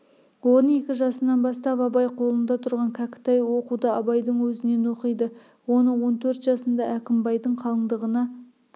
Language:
Kazakh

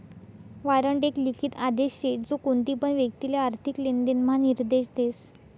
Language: Marathi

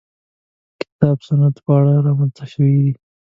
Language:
Pashto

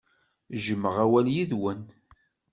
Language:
Kabyle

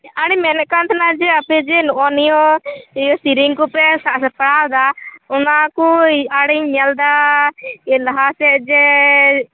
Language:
Santali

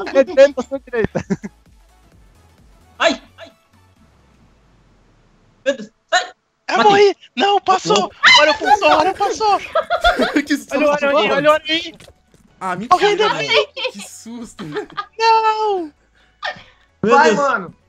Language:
Portuguese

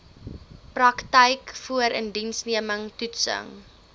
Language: Afrikaans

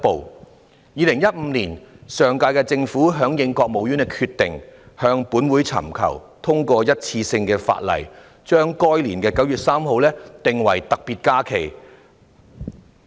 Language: Cantonese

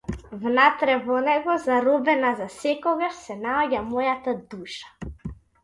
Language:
Macedonian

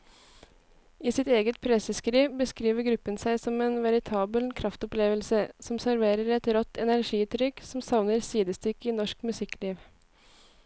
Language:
Norwegian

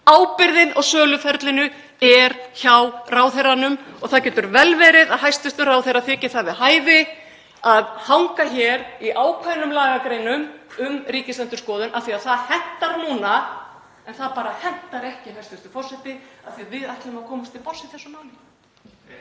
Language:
Icelandic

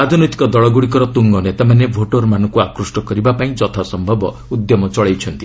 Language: Odia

